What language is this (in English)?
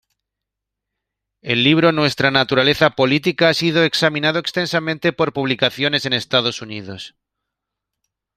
Spanish